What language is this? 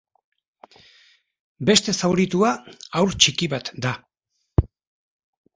Basque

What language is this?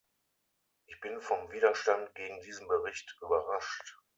German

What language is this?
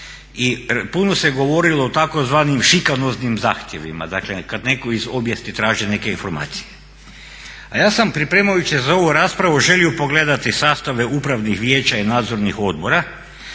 Croatian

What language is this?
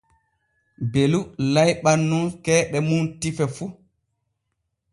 Borgu Fulfulde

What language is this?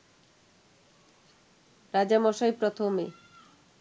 Bangla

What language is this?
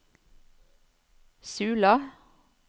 Norwegian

